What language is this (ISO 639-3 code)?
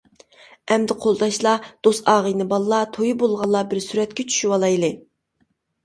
uig